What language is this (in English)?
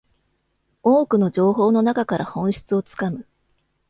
Japanese